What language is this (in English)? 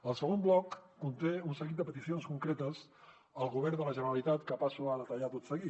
Catalan